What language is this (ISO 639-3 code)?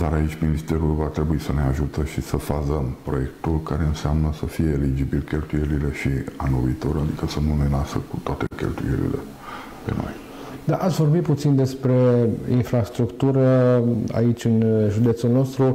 ron